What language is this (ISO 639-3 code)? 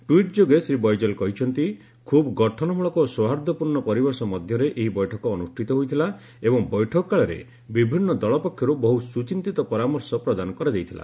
ori